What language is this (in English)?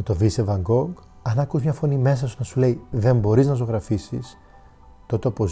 Greek